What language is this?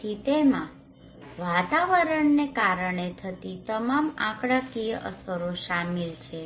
Gujarati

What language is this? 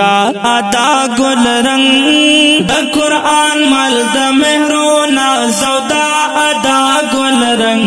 Romanian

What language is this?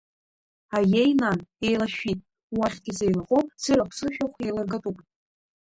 Abkhazian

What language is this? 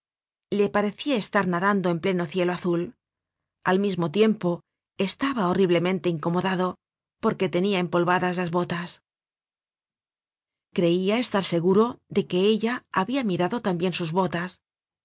Spanish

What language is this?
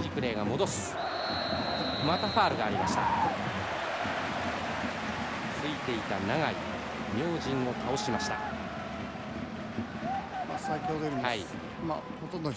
Japanese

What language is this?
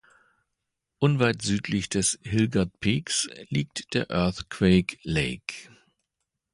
German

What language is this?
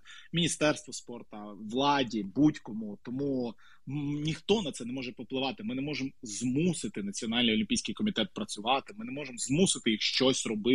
Ukrainian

